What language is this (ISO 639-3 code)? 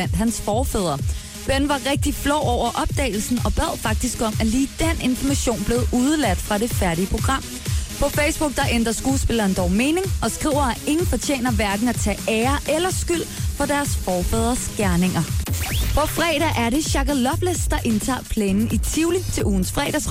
dan